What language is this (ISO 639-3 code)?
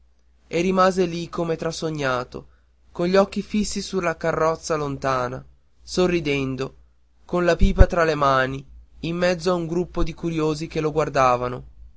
ita